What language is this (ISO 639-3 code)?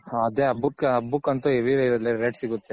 kan